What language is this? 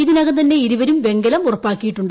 Malayalam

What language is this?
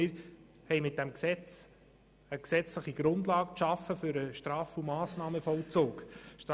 Swiss German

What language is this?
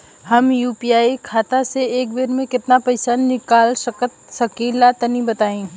Bhojpuri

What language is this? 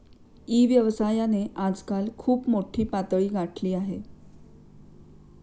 Marathi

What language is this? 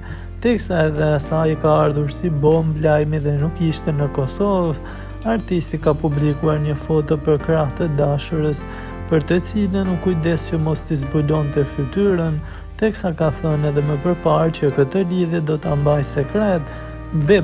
Romanian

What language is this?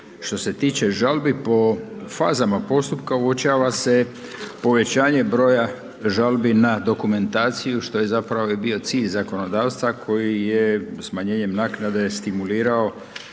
Croatian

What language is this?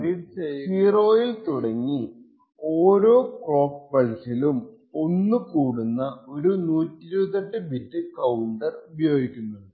Malayalam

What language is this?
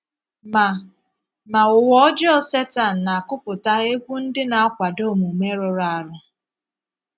Igbo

